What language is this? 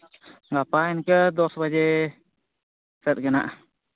Santali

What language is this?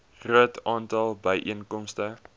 Afrikaans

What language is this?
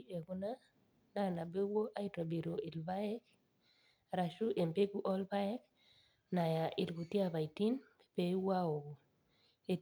Masai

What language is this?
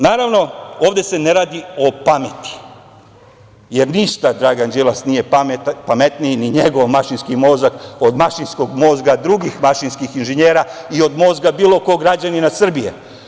Serbian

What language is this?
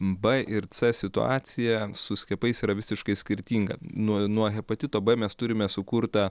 Lithuanian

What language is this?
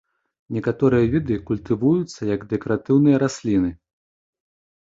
Belarusian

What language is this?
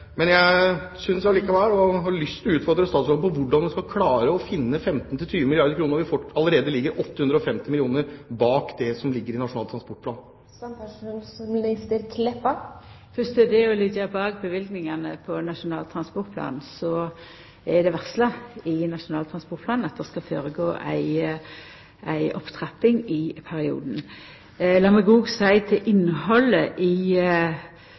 Norwegian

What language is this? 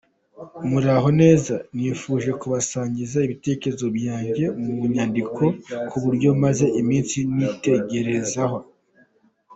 Kinyarwanda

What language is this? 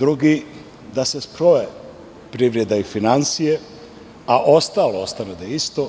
Serbian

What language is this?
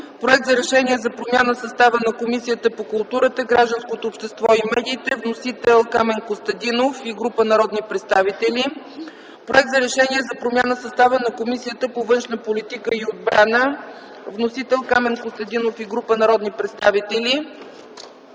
Bulgarian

